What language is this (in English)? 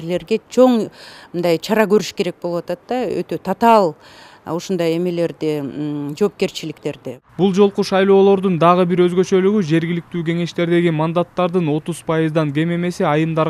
Turkish